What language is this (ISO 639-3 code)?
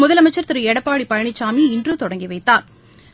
tam